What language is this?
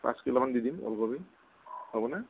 Assamese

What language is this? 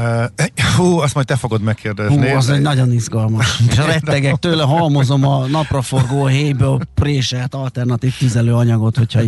Hungarian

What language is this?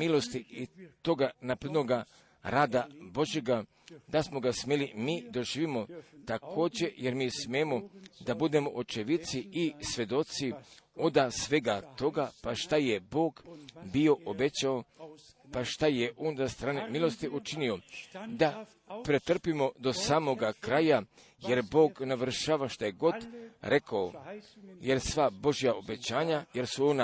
Croatian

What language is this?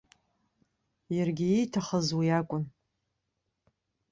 Abkhazian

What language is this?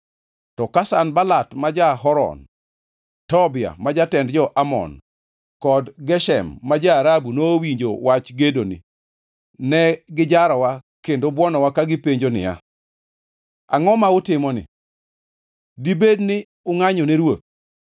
Luo (Kenya and Tanzania)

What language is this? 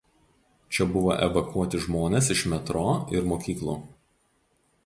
Lithuanian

